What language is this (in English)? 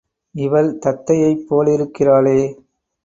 Tamil